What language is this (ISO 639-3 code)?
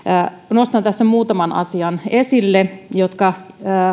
fin